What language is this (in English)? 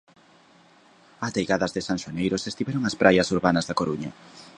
Galician